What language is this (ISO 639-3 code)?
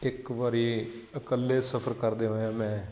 pan